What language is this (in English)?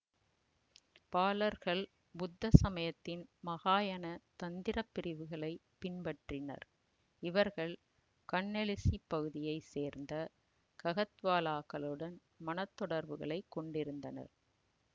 Tamil